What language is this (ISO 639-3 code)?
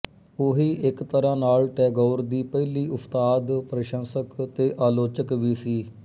pan